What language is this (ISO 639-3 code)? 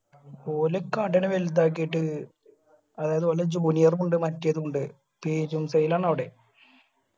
mal